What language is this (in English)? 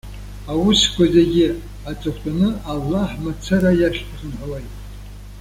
Abkhazian